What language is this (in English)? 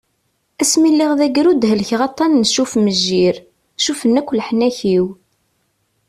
Kabyle